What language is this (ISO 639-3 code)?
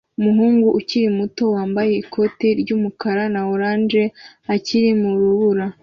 kin